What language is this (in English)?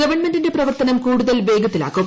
Malayalam